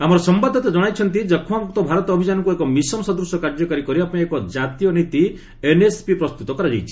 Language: Odia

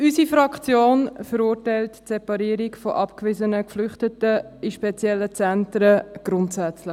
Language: Swiss German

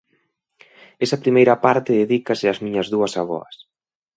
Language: Galician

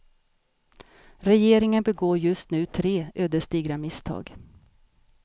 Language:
Swedish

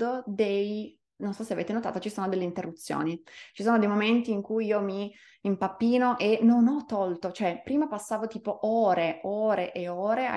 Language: Italian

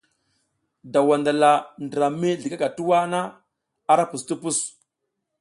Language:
South Giziga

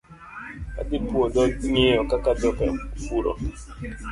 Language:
Luo (Kenya and Tanzania)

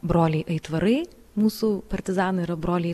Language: Lithuanian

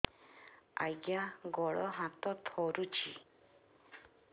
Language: Odia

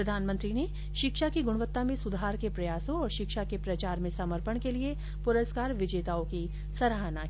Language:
Hindi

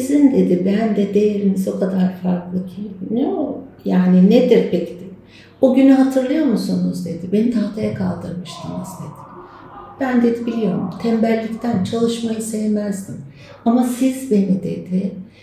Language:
Turkish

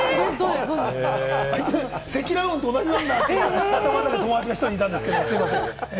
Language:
Japanese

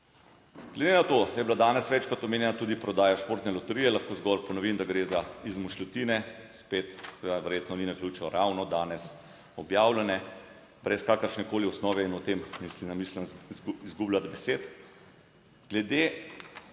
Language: Slovenian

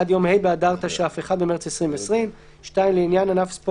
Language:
Hebrew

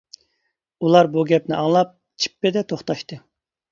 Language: Uyghur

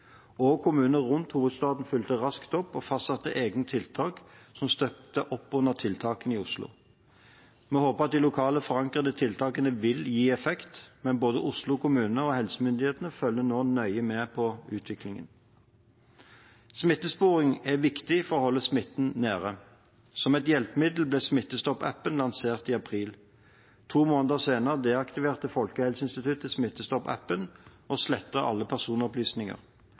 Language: Norwegian Bokmål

